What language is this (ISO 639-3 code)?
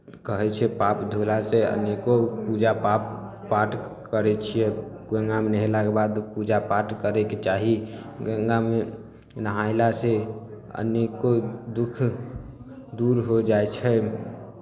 mai